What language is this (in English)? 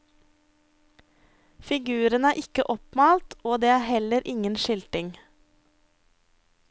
Norwegian